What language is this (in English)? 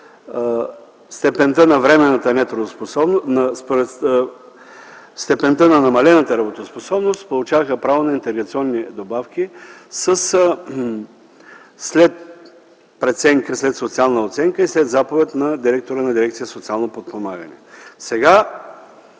Bulgarian